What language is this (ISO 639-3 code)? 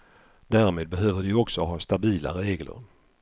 swe